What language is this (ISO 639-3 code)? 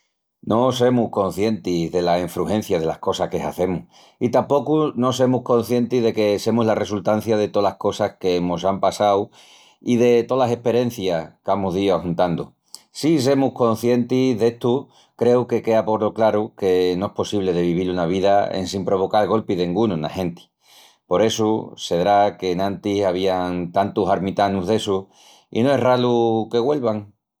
ext